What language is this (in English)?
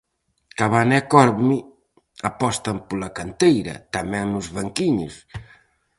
Galician